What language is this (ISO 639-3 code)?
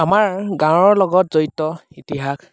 asm